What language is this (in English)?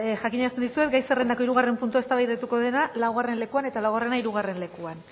Basque